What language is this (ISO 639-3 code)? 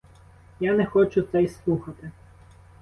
ukr